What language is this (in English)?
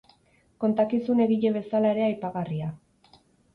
Basque